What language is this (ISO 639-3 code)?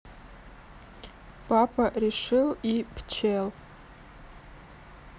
rus